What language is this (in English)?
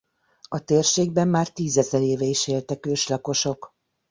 Hungarian